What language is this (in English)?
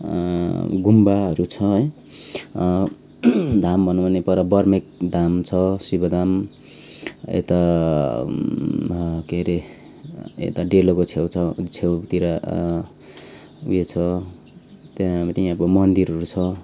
Nepali